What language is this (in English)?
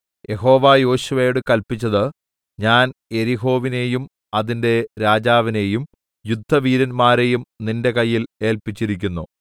Malayalam